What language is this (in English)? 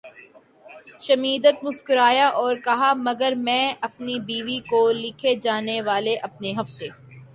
Urdu